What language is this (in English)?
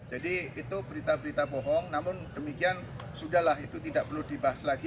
Indonesian